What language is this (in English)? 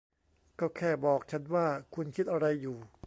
Thai